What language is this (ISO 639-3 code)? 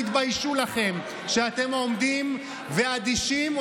heb